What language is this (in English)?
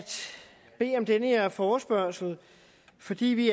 Danish